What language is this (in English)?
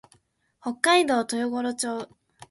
Japanese